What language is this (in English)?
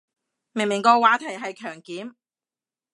Cantonese